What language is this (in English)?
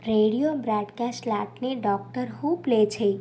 Telugu